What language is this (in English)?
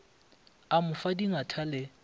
Northern Sotho